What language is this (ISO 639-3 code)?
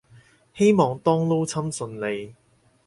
yue